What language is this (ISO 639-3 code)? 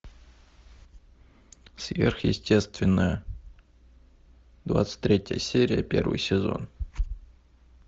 rus